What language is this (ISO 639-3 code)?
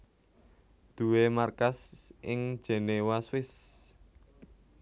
jav